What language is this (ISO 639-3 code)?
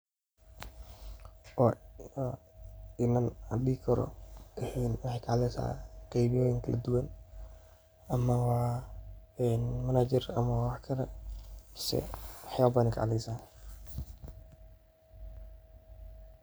som